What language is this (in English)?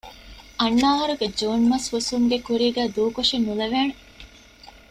Divehi